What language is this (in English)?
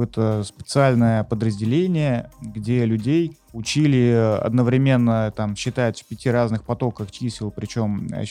Russian